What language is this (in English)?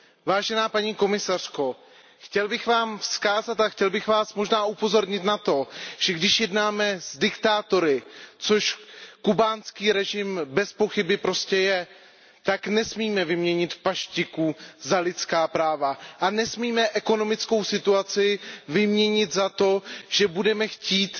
Czech